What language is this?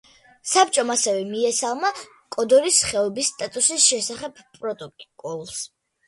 Georgian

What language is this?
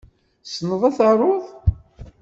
Kabyle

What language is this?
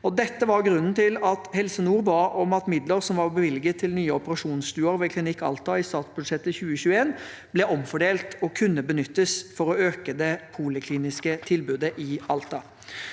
Norwegian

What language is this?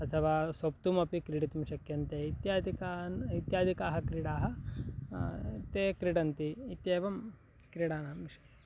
Sanskrit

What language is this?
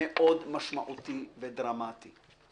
Hebrew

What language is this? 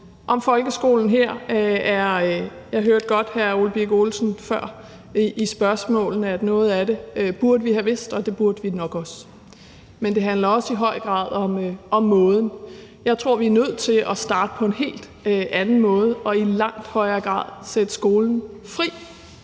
Danish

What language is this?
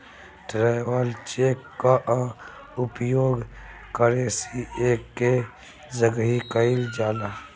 Bhojpuri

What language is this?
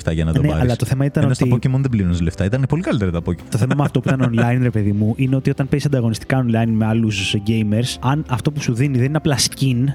Greek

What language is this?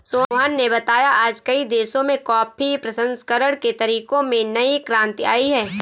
Hindi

